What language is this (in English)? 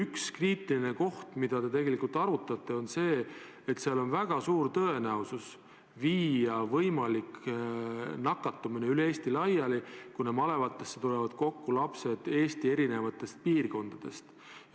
Estonian